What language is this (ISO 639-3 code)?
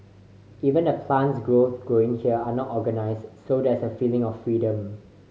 eng